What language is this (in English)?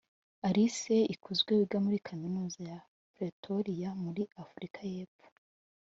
Kinyarwanda